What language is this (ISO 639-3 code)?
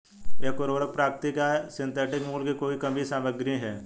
hin